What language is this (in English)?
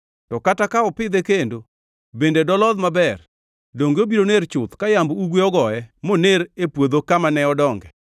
Luo (Kenya and Tanzania)